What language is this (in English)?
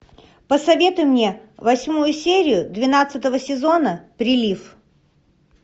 Russian